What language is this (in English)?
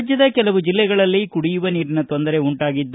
Kannada